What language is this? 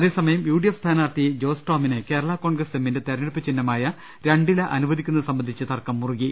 Malayalam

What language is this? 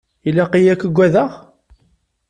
Kabyle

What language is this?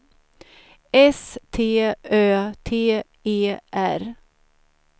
Swedish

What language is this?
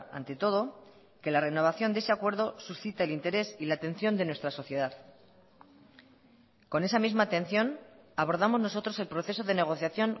Spanish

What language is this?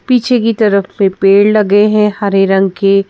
Hindi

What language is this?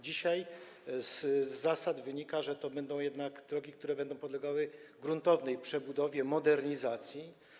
Polish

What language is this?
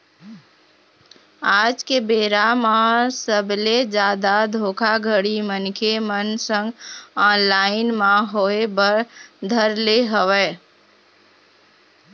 Chhattisgarhi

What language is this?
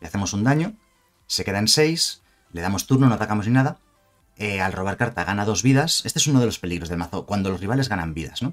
Spanish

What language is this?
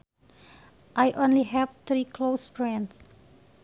Sundanese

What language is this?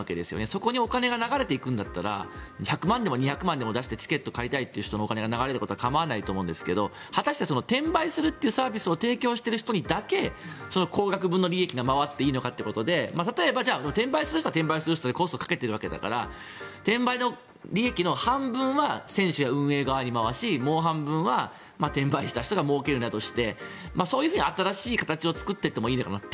Japanese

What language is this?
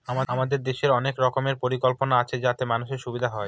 Bangla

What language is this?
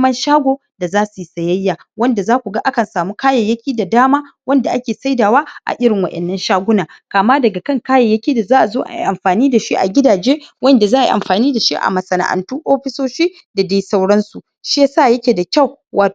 Hausa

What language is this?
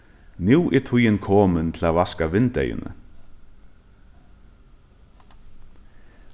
Faroese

